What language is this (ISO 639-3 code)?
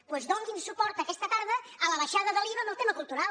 cat